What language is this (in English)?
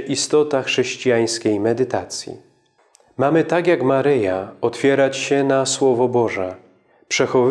Polish